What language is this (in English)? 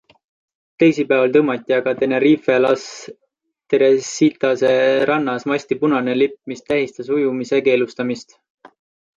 Estonian